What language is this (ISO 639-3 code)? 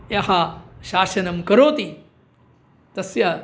san